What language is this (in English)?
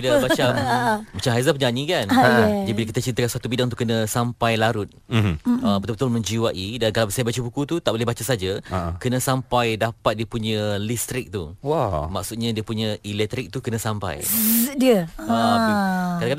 Malay